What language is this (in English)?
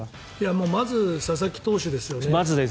Japanese